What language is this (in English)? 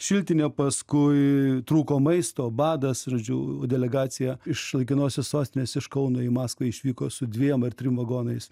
Lithuanian